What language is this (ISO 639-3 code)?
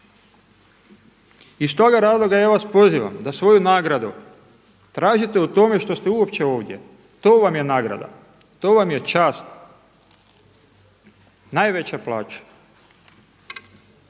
hrv